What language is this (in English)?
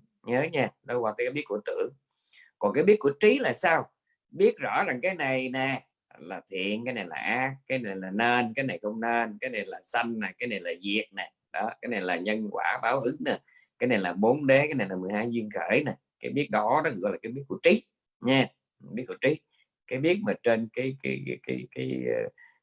Vietnamese